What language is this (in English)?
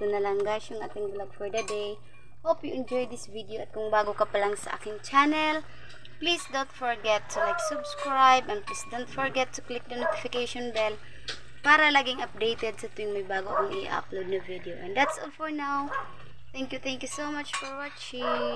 Filipino